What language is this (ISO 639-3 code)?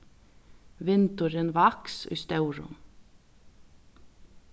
fao